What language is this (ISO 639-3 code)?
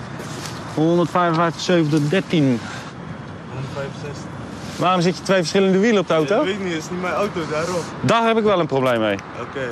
nld